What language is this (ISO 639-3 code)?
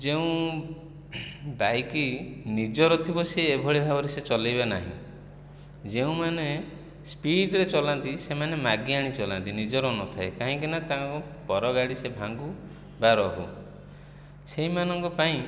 ori